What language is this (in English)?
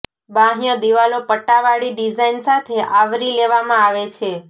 Gujarati